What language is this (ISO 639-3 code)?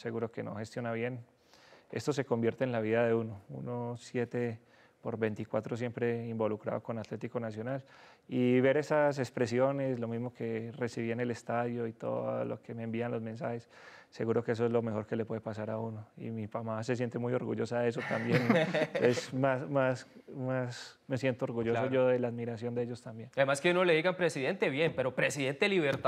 spa